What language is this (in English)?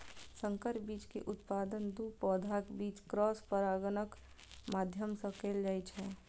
Maithili